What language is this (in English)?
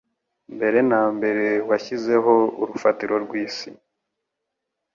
Kinyarwanda